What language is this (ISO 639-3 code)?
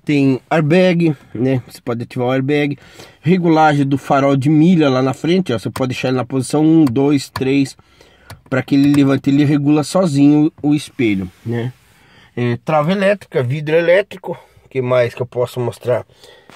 por